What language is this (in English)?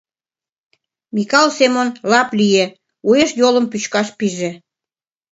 Mari